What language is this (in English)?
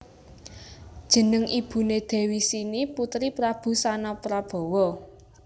Javanese